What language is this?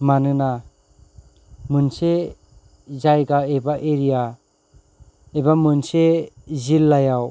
Bodo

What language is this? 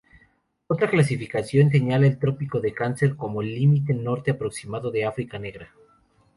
Spanish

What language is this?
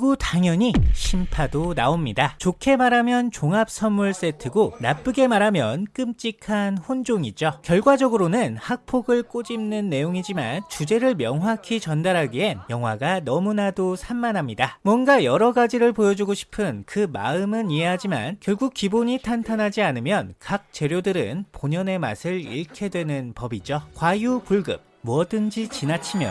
Korean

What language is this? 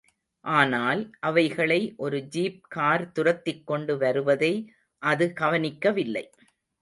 Tamil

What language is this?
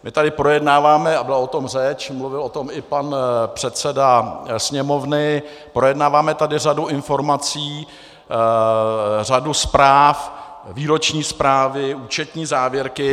Czech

